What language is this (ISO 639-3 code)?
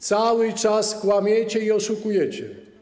pol